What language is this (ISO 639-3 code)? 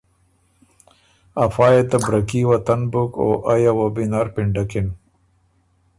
oru